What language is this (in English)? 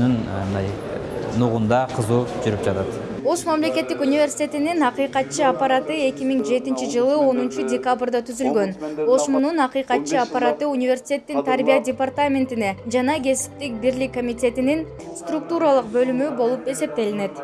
Turkish